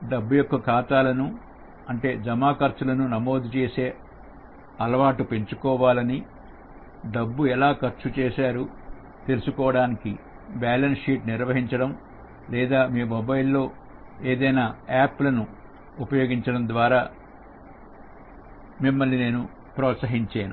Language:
Telugu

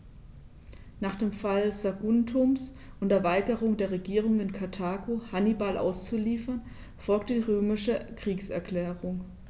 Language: German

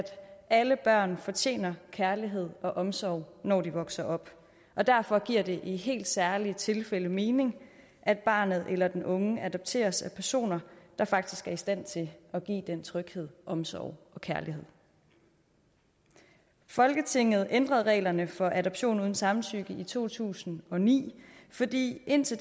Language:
Danish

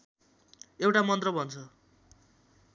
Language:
Nepali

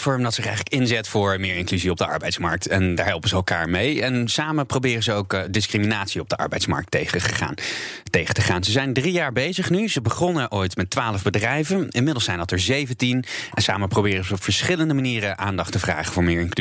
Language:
Dutch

